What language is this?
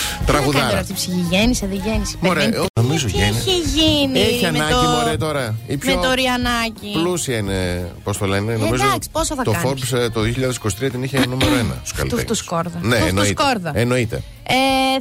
Greek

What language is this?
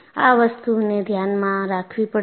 Gujarati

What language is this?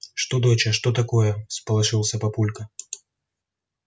Russian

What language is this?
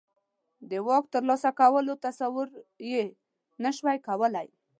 Pashto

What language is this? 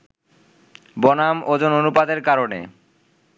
Bangla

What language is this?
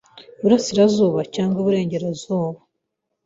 Kinyarwanda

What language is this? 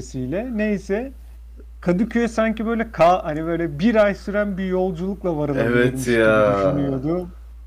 Turkish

